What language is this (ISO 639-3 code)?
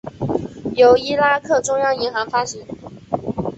zho